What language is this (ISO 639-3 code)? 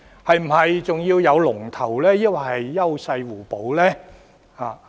yue